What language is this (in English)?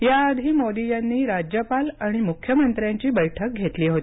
Marathi